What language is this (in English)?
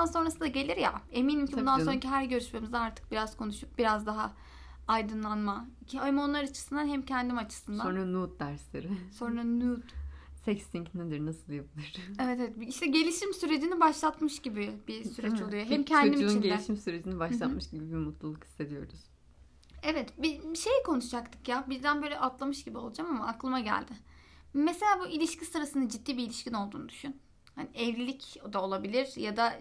Turkish